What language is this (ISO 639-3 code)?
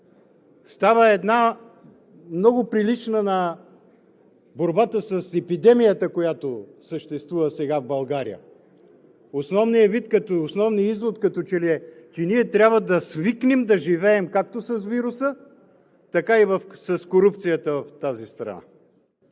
bul